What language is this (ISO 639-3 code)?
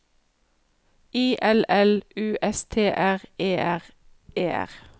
nor